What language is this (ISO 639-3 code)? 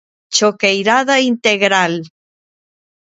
glg